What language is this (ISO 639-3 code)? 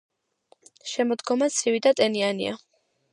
kat